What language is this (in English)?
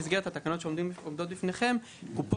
Hebrew